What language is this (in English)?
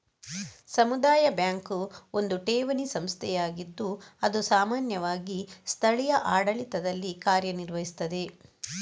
Kannada